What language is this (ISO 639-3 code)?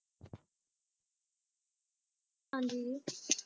pan